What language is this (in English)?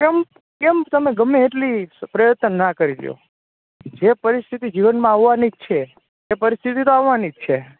Gujarati